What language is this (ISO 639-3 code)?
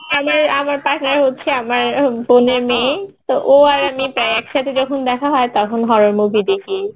ben